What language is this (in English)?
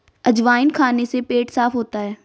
Hindi